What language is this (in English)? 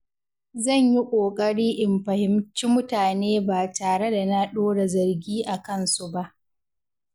Hausa